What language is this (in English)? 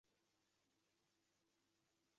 Uzbek